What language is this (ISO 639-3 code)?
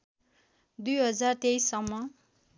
nep